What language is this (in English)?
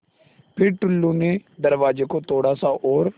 Hindi